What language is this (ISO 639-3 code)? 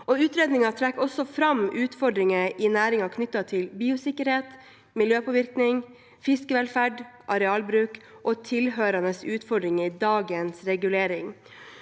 nor